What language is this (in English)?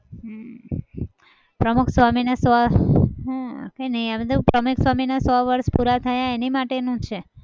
Gujarati